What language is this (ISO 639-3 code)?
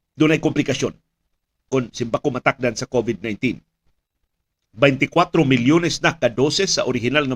fil